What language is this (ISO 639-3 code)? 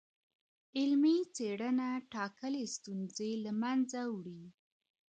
pus